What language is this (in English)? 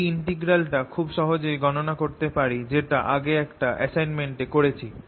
Bangla